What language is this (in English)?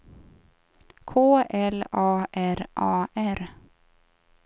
Swedish